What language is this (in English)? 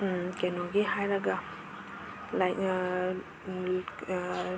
Manipuri